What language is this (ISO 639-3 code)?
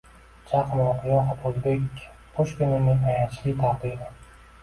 uzb